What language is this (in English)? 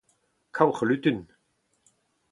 Breton